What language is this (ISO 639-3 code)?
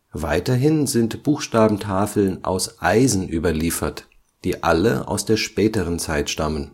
deu